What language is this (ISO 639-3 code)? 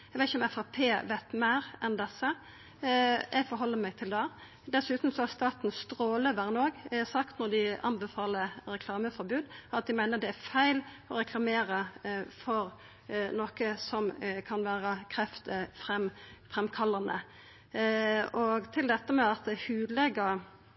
nno